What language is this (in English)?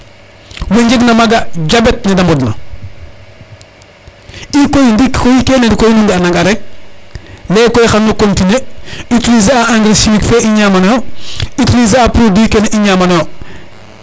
Serer